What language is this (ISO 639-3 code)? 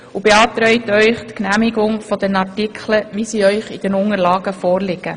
gsw